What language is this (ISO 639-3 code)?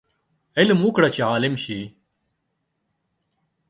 pus